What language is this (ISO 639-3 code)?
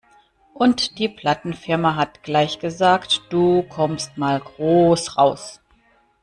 deu